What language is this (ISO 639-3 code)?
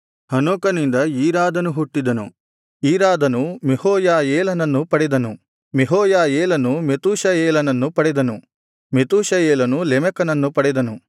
kan